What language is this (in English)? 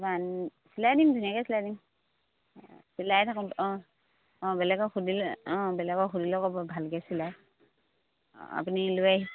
Assamese